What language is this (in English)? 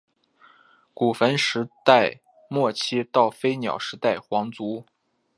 Chinese